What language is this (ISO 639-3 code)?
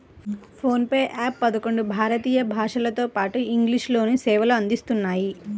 tel